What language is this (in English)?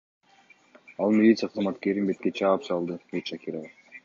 Kyrgyz